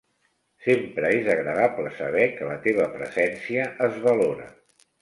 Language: Catalan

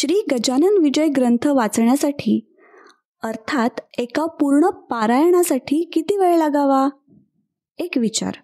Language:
Marathi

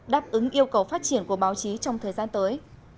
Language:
Vietnamese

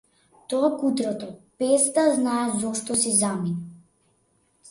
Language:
Macedonian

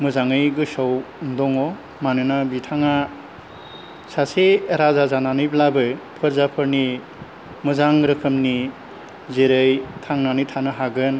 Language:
Bodo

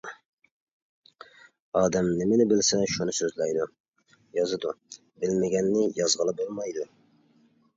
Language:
Uyghur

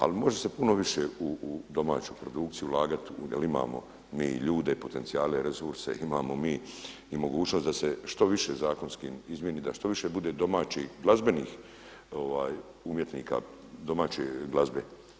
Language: Croatian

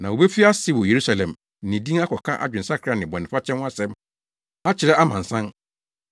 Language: Akan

